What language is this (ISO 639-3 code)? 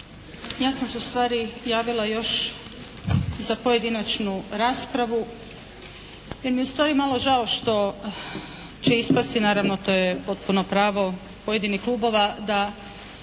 hrv